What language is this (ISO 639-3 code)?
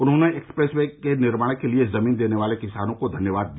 hin